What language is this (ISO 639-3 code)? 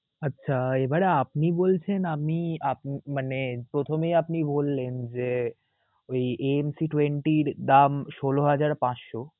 ben